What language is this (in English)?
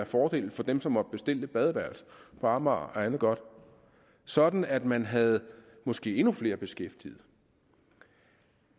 Danish